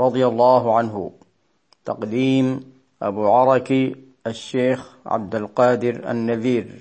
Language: Arabic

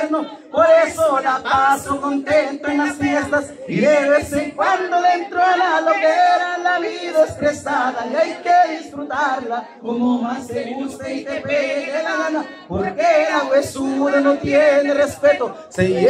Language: Spanish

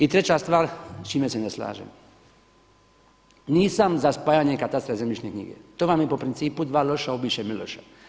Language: Croatian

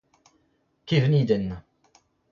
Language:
Breton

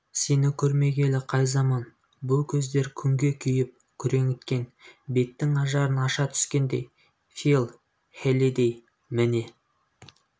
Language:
Kazakh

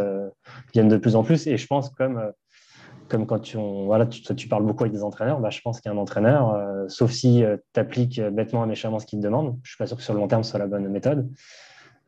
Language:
French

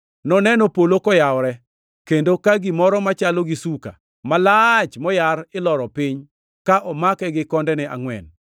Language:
Luo (Kenya and Tanzania)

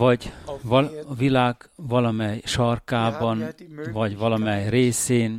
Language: Hungarian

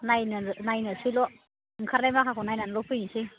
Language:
Bodo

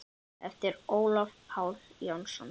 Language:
Icelandic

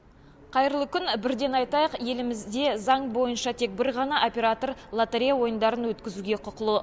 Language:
Kazakh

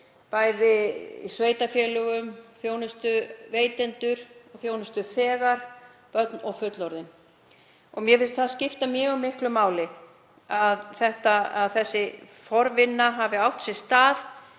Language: Icelandic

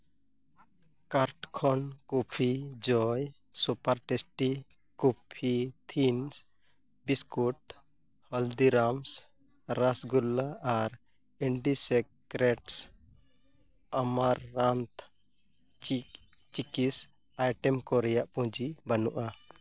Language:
Santali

